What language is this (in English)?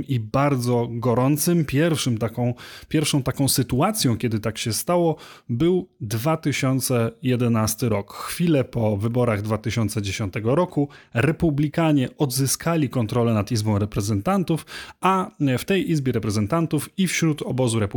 Polish